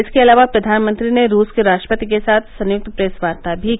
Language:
Hindi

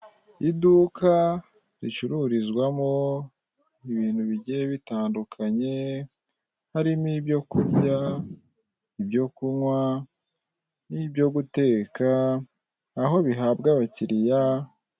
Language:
Kinyarwanda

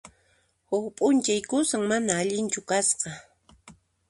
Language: Puno Quechua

